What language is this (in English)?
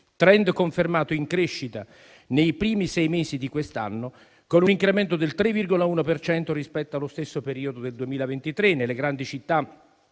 Italian